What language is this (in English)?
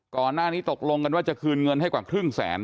Thai